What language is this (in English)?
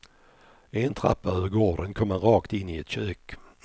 Swedish